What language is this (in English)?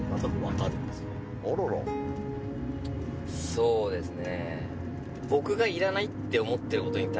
Japanese